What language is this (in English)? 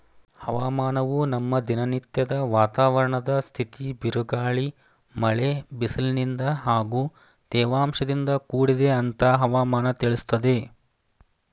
Kannada